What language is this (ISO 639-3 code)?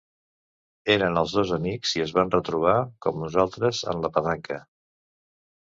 cat